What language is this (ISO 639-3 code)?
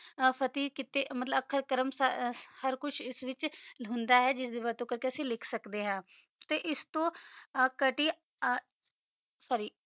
pan